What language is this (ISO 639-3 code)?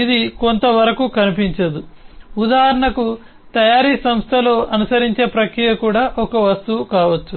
tel